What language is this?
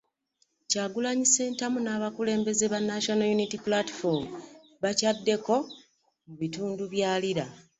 Ganda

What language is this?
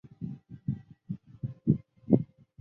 Chinese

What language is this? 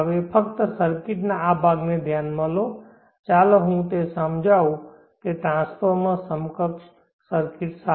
Gujarati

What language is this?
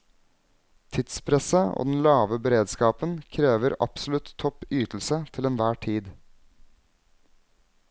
Norwegian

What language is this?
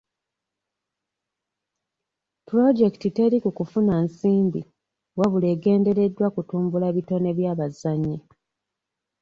Ganda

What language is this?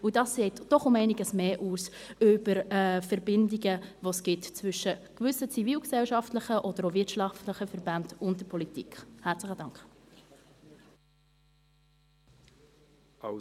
Swiss German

